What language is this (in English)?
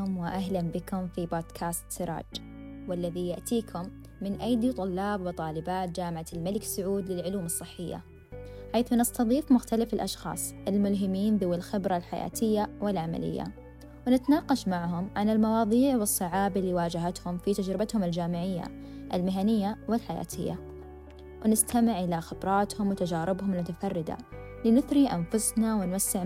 Arabic